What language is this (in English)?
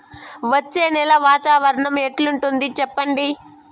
Telugu